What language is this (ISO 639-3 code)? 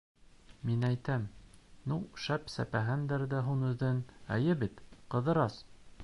bak